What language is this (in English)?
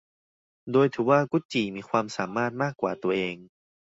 Thai